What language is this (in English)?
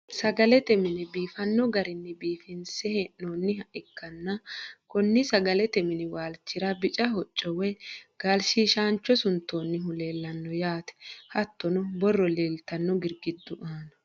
Sidamo